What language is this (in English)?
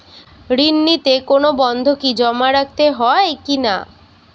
Bangla